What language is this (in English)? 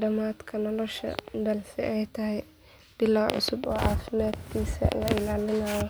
Somali